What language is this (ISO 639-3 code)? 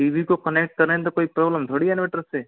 hin